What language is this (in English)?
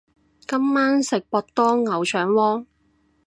Cantonese